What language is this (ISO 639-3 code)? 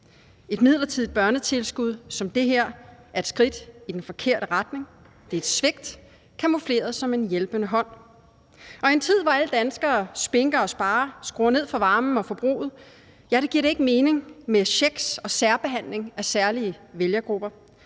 dan